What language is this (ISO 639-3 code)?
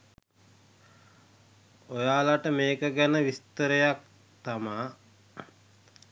sin